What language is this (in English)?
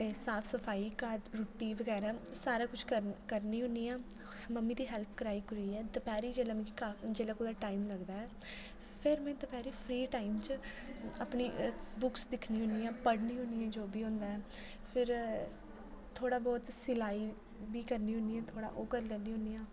Dogri